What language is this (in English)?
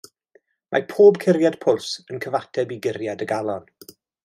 Welsh